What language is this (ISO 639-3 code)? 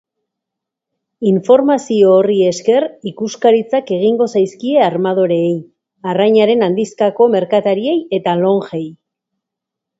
eus